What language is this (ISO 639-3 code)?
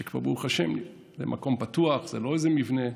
heb